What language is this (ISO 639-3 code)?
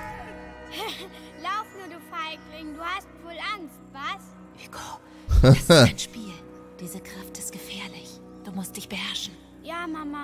deu